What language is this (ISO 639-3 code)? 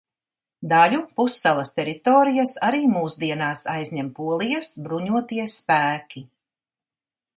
lav